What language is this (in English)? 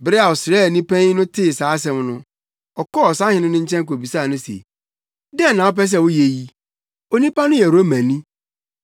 Akan